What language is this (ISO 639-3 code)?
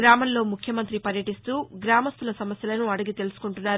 tel